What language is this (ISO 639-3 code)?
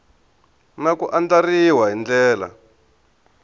tso